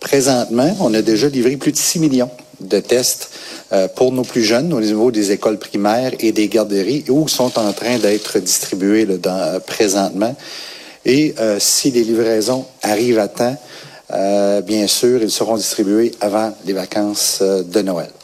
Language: French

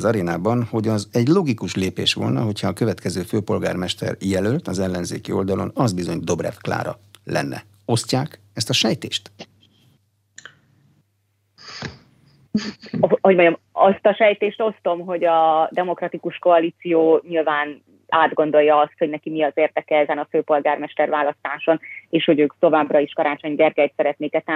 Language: Hungarian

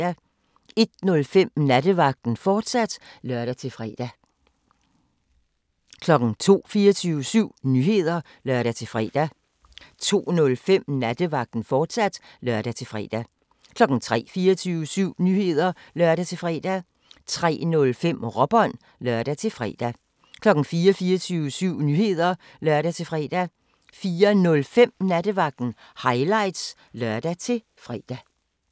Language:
Danish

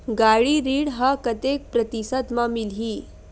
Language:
Chhattisgarhi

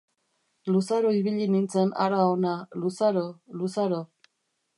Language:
Basque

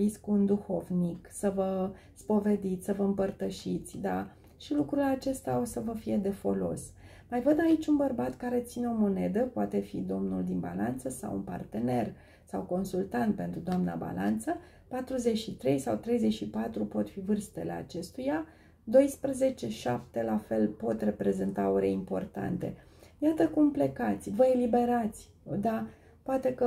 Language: Romanian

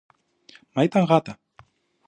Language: Greek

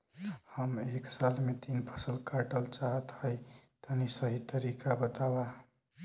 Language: Bhojpuri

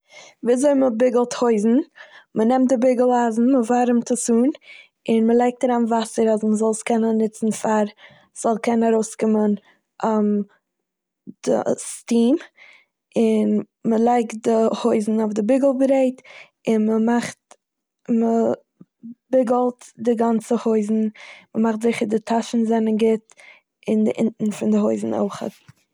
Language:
Yiddish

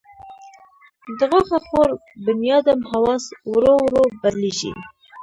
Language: Pashto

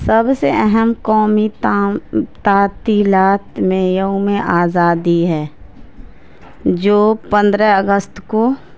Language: Urdu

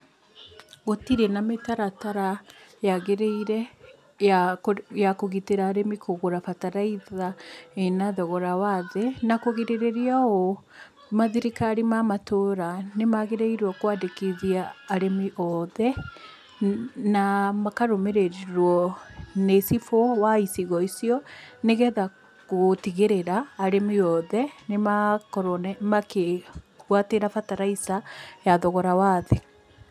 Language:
Kikuyu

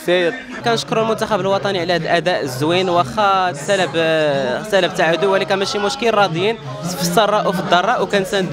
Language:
Arabic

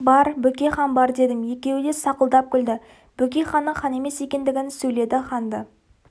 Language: Kazakh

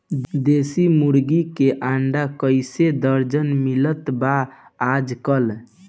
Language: Bhojpuri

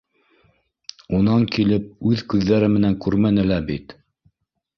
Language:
Bashkir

